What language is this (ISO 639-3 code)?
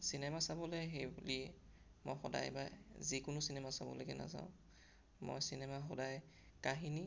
asm